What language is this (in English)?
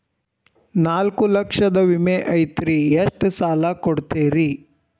Kannada